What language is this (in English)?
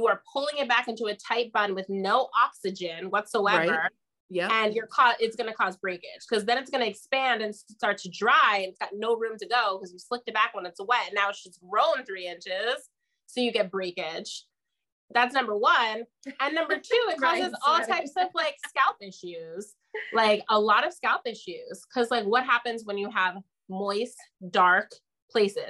English